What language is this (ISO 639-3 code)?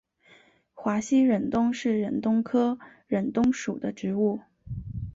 zho